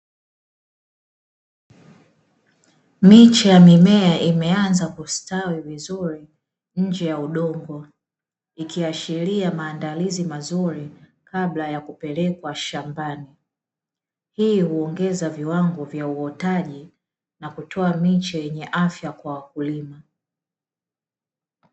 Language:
Swahili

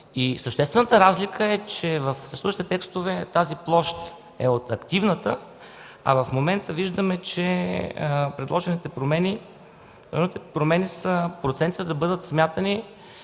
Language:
Bulgarian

